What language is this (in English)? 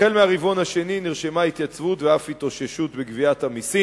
Hebrew